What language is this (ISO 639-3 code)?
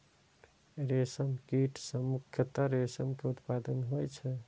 mai